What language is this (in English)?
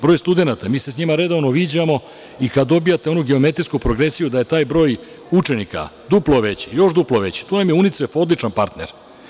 Serbian